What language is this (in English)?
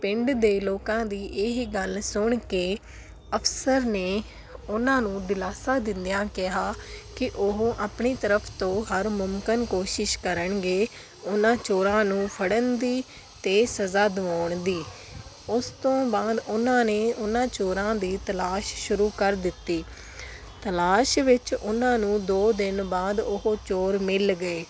Punjabi